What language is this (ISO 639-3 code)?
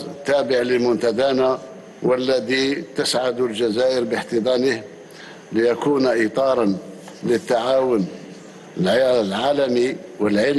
ara